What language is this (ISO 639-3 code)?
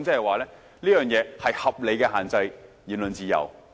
yue